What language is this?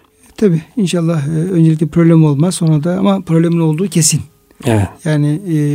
Turkish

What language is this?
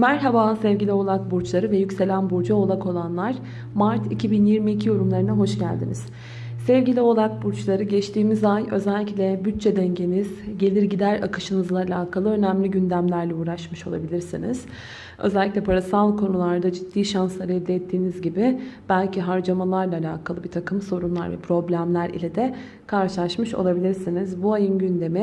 Turkish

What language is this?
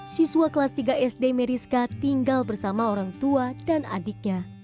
Indonesian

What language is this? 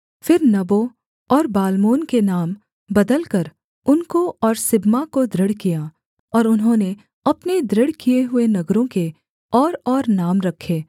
Hindi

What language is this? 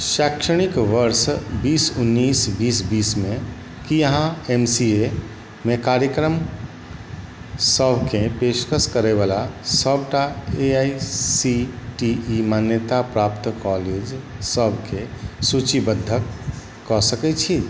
Maithili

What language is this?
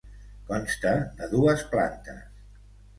Catalan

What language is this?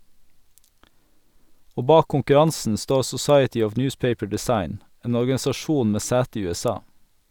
Norwegian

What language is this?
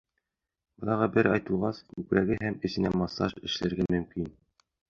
Bashkir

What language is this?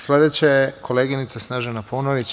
Serbian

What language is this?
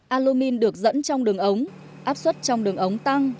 Vietnamese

